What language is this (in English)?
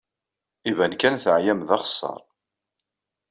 Kabyle